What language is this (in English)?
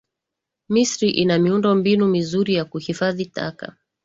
Swahili